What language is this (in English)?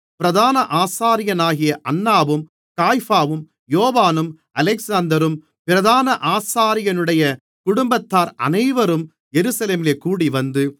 Tamil